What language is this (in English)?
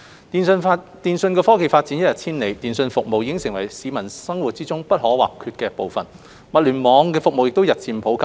Cantonese